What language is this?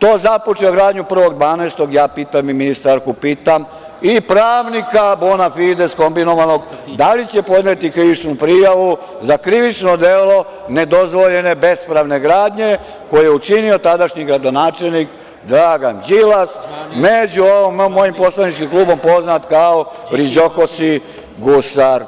Serbian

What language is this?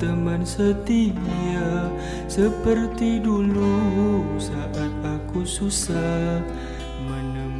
Indonesian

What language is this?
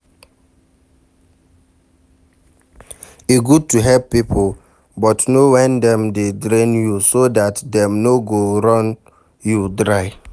Nigerian Pidgin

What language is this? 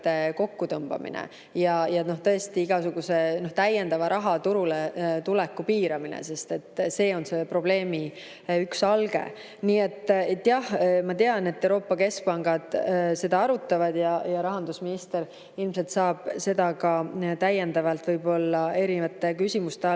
Estonian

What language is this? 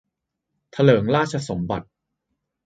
Thai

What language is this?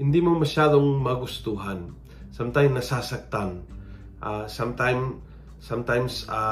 Filipino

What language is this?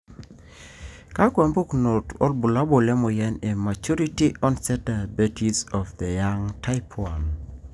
Masai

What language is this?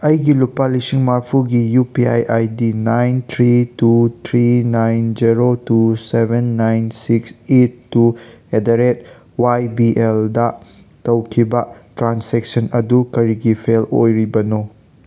Manipuri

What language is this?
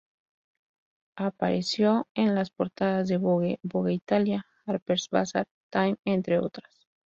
Spanish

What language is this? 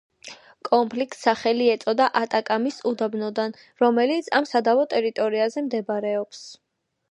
Georgian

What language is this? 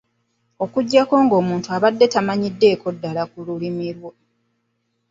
Ganda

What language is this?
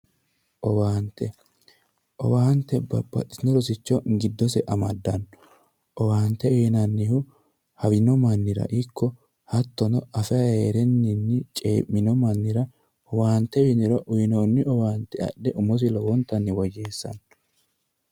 Sidamo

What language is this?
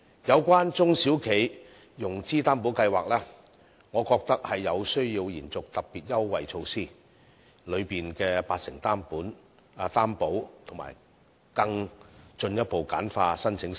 Cantonese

